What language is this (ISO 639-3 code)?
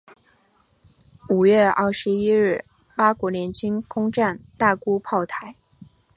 zho